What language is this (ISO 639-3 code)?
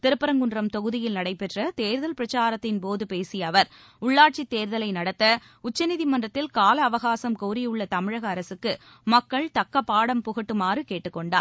tam